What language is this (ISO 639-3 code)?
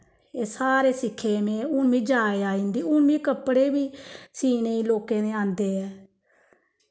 doi